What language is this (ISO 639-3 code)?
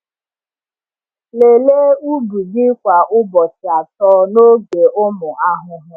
ibo